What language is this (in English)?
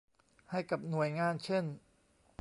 Thai